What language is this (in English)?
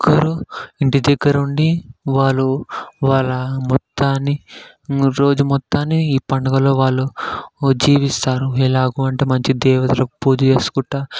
Telugu